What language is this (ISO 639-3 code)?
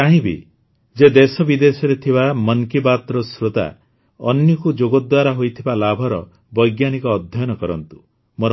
ori